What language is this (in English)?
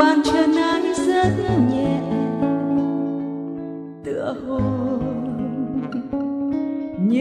Vietnamese